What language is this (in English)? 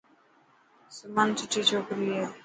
Dhatki